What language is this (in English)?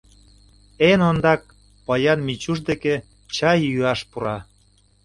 Mari